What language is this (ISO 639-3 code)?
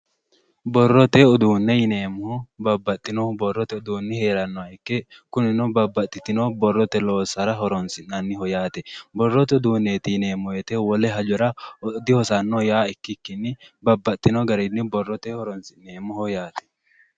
sid